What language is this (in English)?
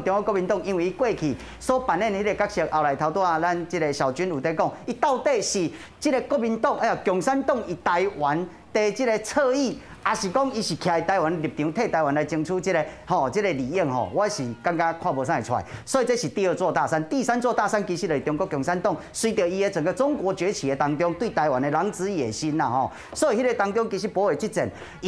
Chinese